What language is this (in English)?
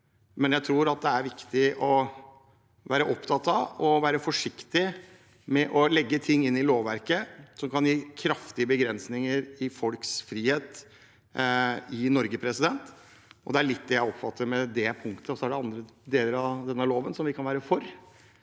Norwegian